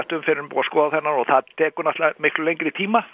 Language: Icelandic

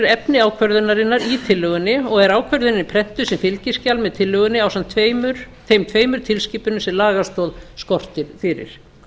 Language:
Icelandic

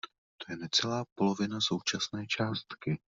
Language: Czech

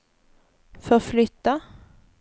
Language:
Swedish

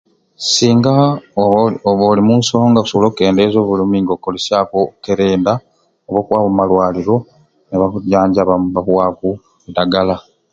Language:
Ruuli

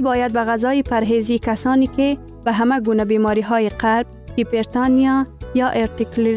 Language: Persian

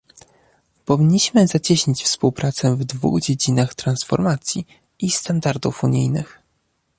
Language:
Polish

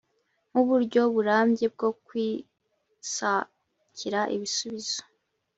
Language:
Kinyarwanda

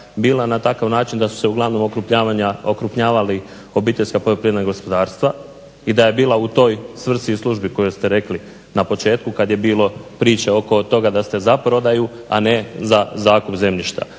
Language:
Croatian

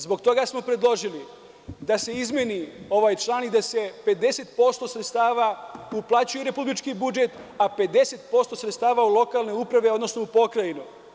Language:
Serbian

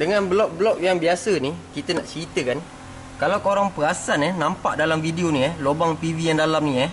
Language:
Malay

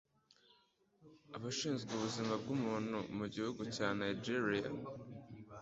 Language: Kinyarwanda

